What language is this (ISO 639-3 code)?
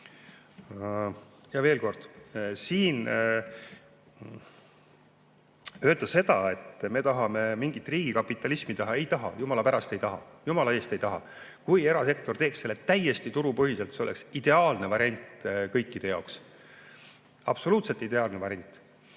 est